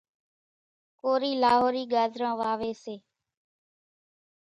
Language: Kachi Koli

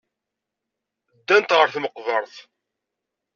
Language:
Kabyle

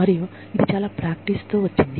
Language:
Telugu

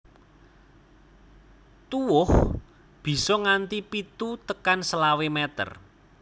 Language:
Javanese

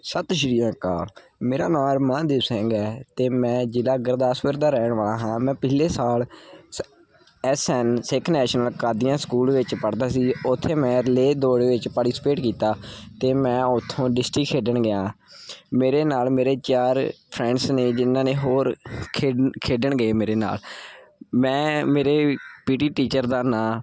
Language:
Punjabi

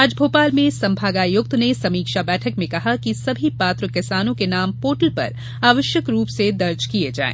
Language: Hindi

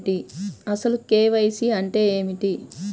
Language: Telugu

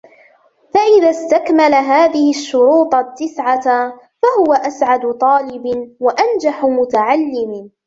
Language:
Arabic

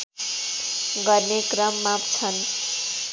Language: Nepali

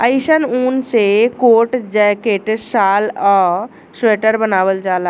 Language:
Bhojpuri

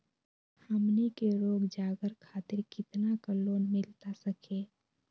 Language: Magahi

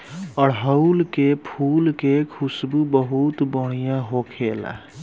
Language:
Bhojpuri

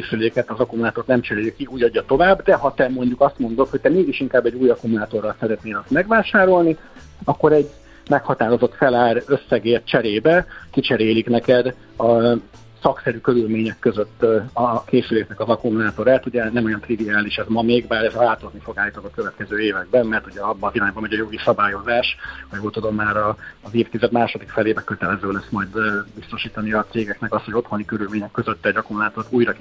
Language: Hungarian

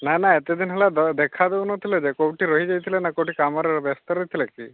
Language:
Odia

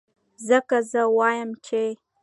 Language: Pashto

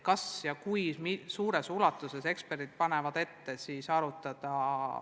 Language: Estonian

